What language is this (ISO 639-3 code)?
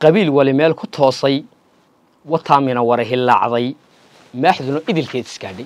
ara